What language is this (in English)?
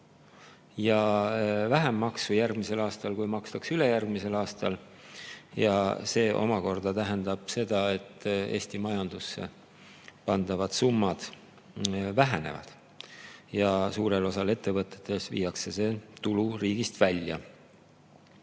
Estonian